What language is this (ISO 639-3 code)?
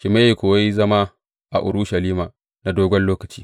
hau